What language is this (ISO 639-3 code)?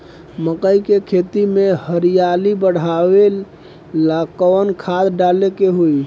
bho